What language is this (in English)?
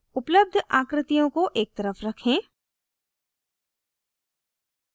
Hindi